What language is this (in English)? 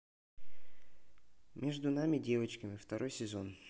Russian